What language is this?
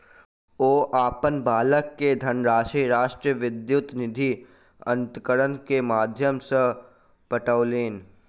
Maithili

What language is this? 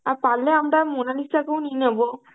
Bangla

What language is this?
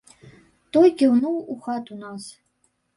Belarusian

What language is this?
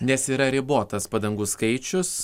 Lithuanian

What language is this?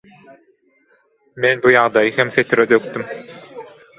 Turkmen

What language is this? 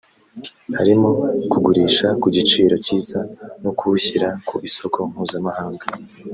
Kinyarwanda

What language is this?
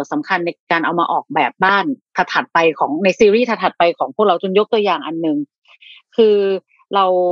Thai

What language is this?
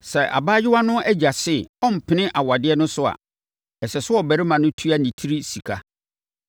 Akan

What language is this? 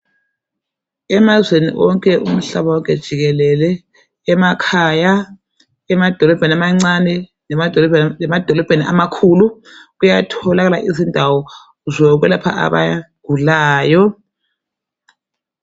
North Ndebele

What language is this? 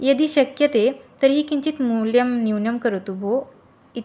Sanskrit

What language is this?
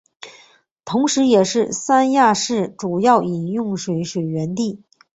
Chinese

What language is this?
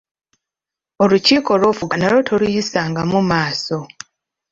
Ganda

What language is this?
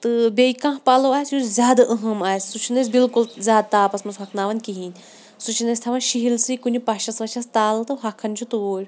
Kashmiri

